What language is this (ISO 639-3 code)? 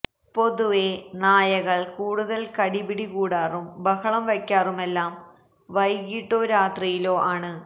mal